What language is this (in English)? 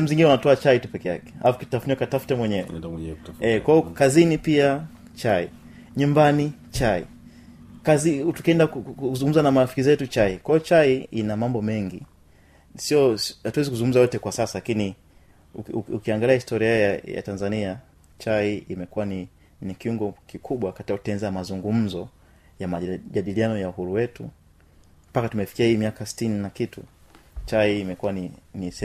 Swahili